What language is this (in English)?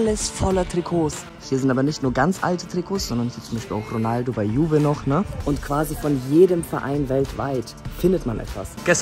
German